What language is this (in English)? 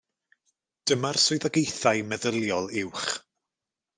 Welsh